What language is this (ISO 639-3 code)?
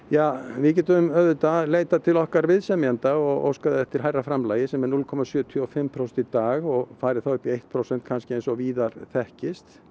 isl